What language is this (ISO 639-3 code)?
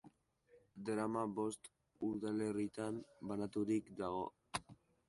eus